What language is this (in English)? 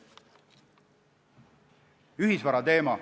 Estonian